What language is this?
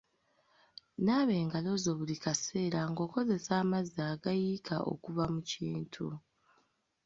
Ganda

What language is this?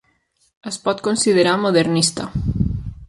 Catalan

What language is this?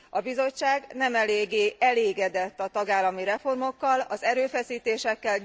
Hungarian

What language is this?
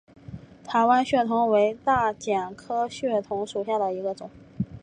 Chinese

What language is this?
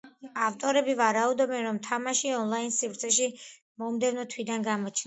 Georgian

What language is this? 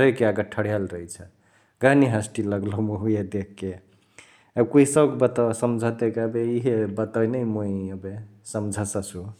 Chitwania Tharu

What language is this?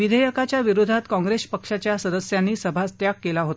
Marathi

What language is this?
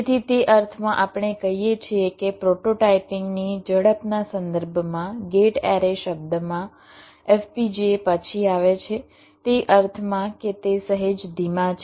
Gujarati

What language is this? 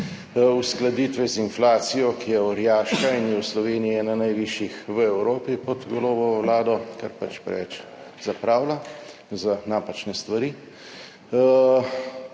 Slovenian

